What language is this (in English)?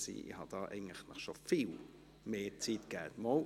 Swiss German